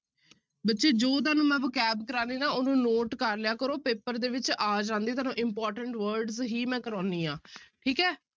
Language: Punjabi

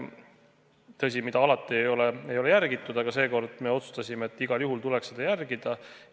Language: Estonian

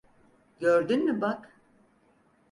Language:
Turkish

